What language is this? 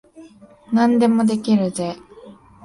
Japanese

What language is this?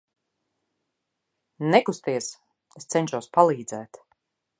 Latvian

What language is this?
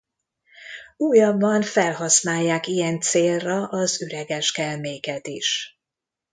Hungarian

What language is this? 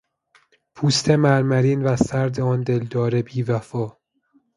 Persian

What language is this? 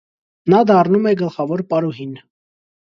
Armenian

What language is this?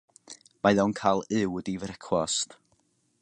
Welsh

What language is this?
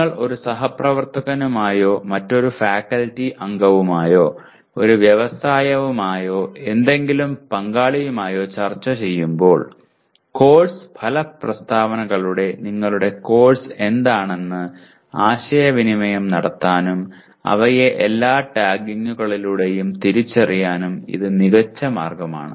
Malayalam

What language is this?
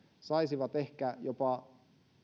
Finnish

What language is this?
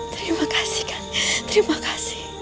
Indonesian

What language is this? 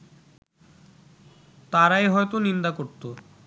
Bangla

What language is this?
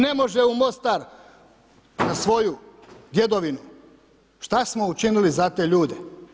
Croatian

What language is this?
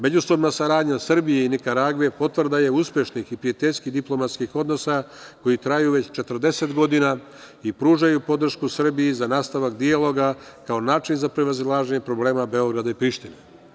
Serbian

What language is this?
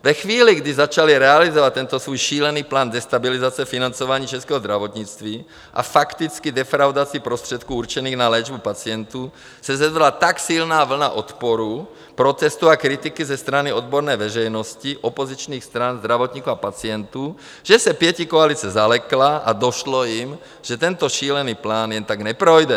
Czech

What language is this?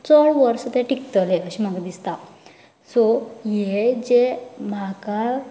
Konkani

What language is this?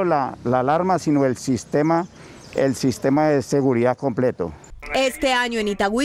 Spanish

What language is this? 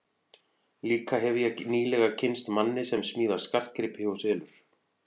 Icelandic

